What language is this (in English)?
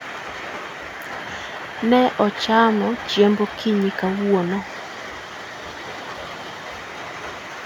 Luo (Kenya and Tanzania)